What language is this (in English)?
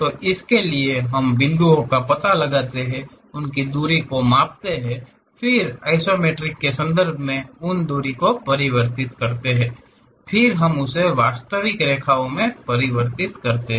Hindi